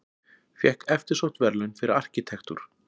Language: Icelandic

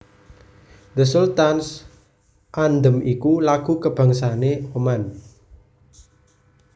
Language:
Javanese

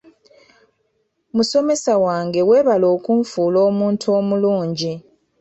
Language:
Ganda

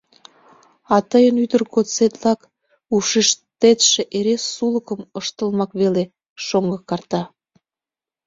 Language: Mari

